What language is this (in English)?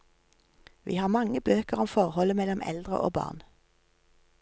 Norwegian